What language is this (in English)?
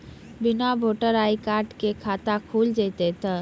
Maithili